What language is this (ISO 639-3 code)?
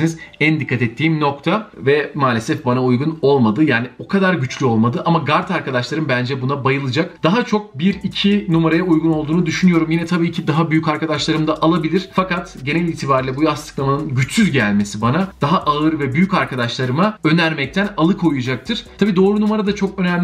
tur